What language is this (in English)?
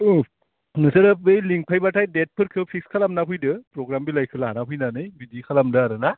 Bodo